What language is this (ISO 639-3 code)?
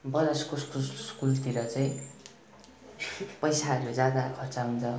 nep